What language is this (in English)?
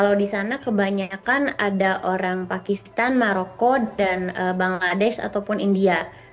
Indonesian